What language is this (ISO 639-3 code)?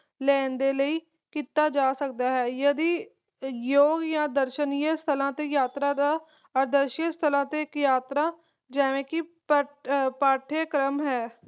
pan